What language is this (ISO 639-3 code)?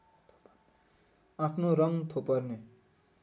nep